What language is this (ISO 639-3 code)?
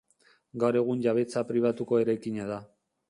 eus